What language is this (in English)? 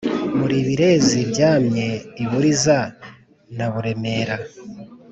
Kinyarwanda